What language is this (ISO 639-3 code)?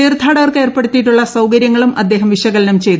mal